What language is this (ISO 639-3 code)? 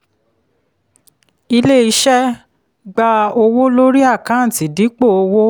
yor